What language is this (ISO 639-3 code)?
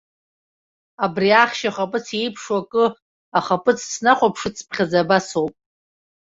abk